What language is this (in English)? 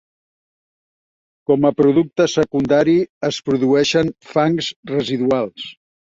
Catalan